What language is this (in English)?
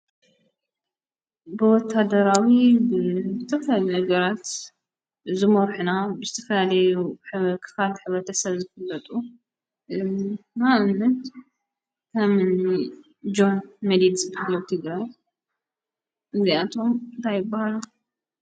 Tigrinya